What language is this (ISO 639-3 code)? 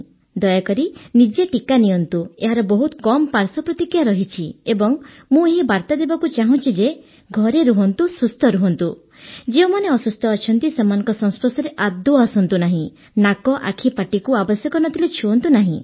ori